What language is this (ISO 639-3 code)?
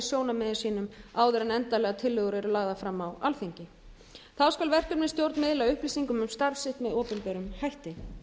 isl